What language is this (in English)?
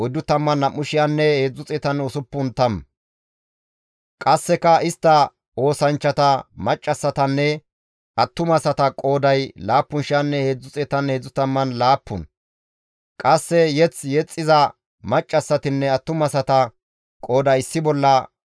Gamo